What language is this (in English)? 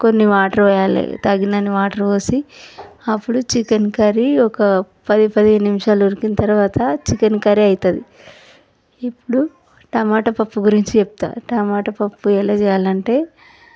Telugu